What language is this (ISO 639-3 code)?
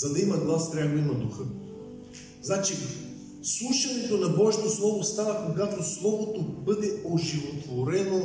bul